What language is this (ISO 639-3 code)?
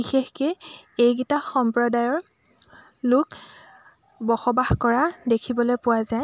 asm